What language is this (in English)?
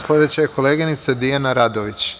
Serbian